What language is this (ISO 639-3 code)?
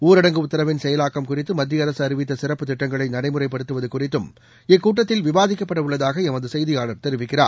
tam